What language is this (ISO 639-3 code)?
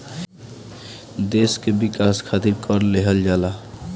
bho